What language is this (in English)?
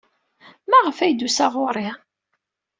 Kabyle